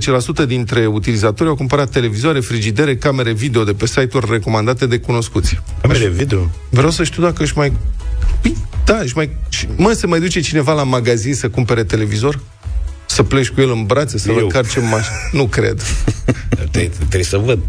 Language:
Romanian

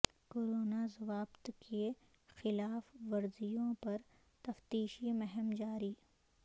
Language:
Urdu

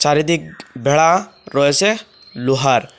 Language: Bangla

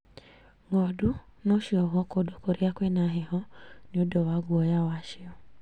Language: Kikuyu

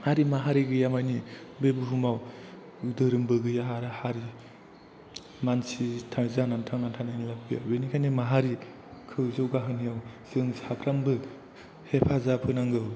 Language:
Bodo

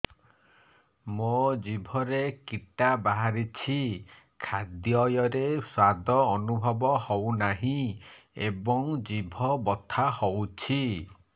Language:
Odia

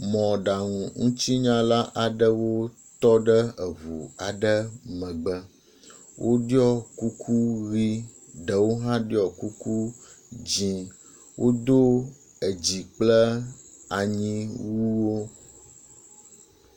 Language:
Ewe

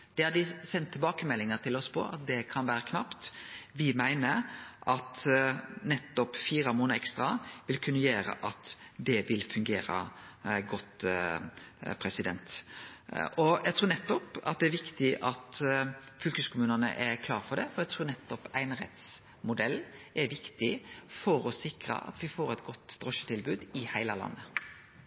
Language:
Norwegian Nynorsk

